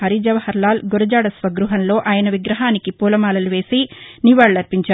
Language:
Telugu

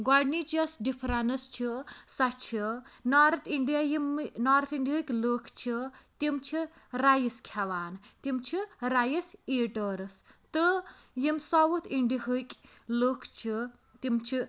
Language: Kashmiri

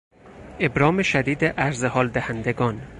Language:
Persian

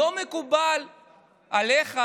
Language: Hebrew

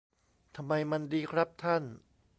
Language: Thai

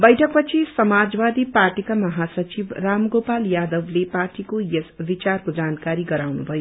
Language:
Nepali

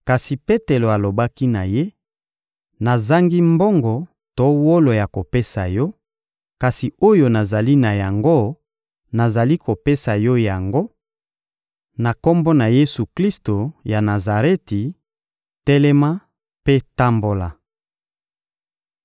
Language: Lingala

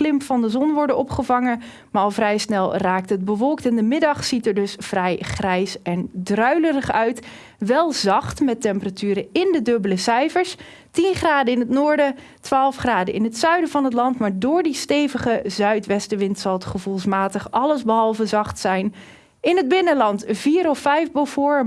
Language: Dutch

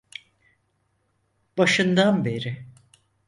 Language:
Turkish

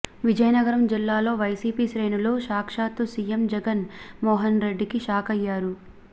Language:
Telugu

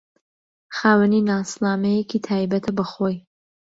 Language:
Central Kurdish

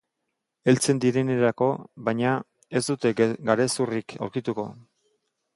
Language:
Basque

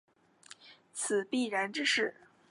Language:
Chinese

